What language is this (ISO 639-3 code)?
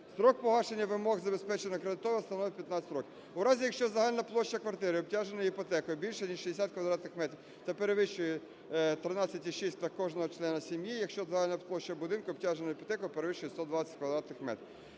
ukr